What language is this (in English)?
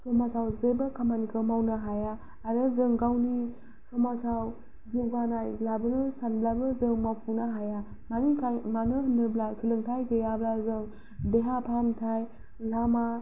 Bodo